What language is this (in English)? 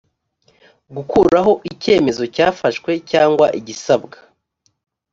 Kinyarwanda